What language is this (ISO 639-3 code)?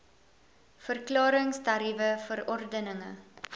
afr